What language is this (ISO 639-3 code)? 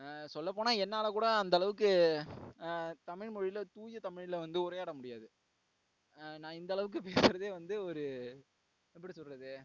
tam